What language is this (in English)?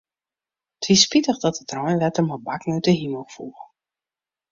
Western Frisian